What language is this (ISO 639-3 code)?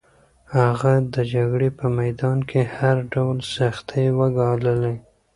pus